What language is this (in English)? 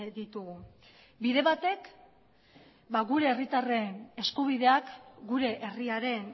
Basque